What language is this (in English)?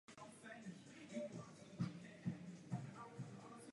Czech